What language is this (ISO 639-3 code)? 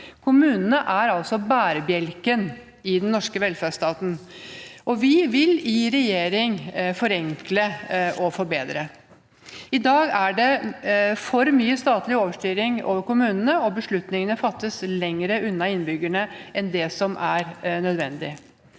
nor